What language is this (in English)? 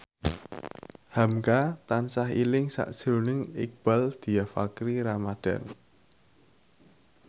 Javanese